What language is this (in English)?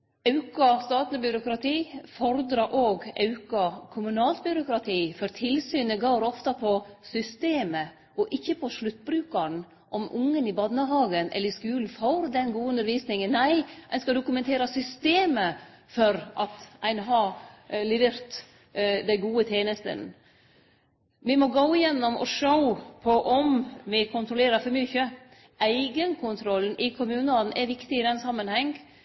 Norwegian Nynorsk